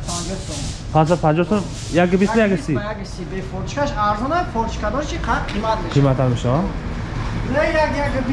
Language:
Turkish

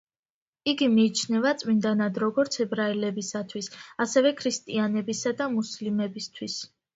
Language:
Georgian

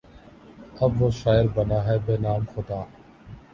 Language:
Urdu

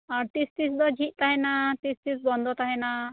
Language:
Santali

